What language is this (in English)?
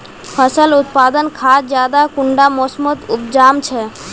Magahi